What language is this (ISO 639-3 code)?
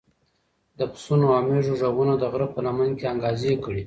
pus